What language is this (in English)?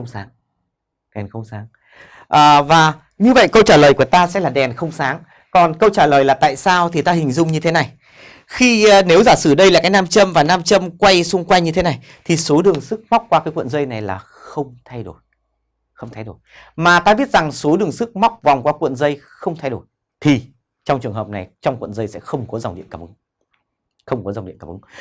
Vietnamese